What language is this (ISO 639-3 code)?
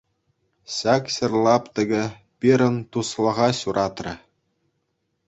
chv